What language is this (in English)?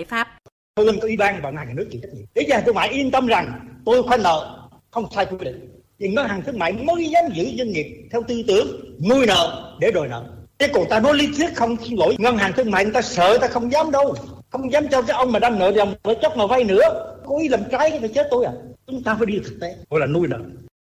Vietnamese